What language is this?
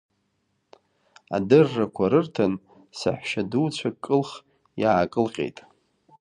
Abkhazian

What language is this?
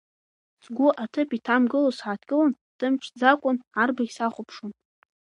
Abkhazian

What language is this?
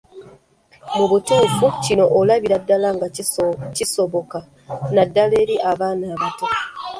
Ganda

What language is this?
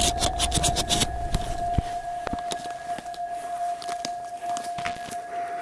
Russian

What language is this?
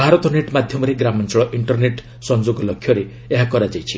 Odia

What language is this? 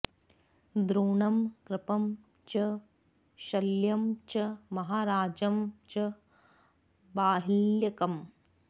Sanskrit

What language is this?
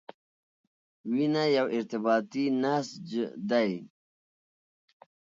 Pashto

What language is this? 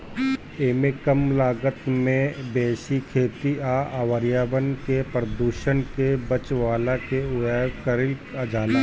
Bhojpuri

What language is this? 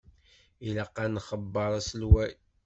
Kabyle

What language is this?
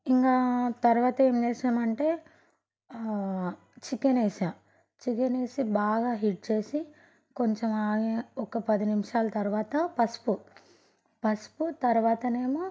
Telugu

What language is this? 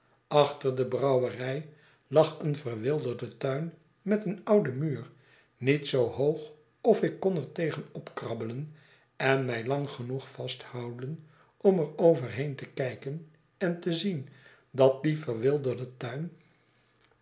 Dutch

